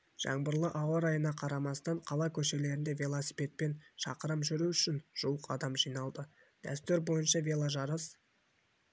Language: Kazakh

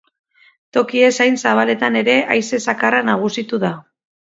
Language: Basque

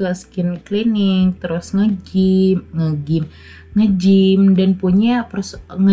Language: Indonesian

